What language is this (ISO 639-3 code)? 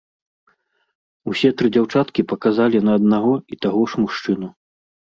bel